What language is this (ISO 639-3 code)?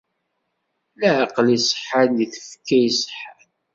kab